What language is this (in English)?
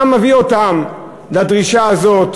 Hebrew